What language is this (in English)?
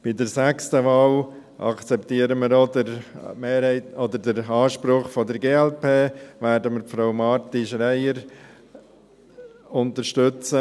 Swiss German